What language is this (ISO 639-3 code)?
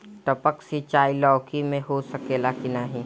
bho